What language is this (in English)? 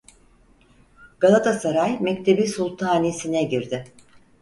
Turkish